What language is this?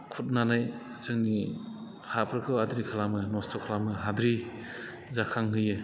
Bodo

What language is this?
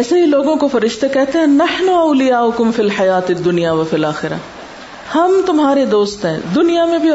Urdu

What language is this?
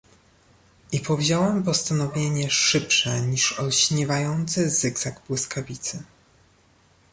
Polish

